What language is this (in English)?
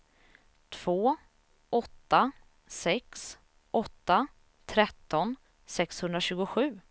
Swedish